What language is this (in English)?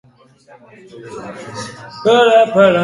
Basque